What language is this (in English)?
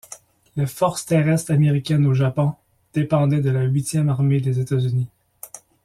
French